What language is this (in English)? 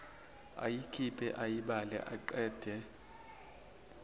Zulu